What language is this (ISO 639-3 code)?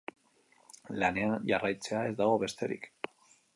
eus